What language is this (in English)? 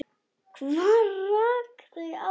Icelandic